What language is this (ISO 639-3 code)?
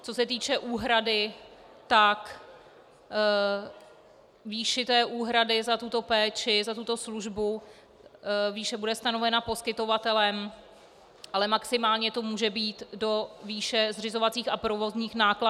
ces